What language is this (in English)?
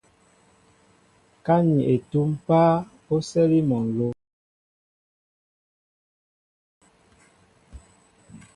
Mbo (Cameroon)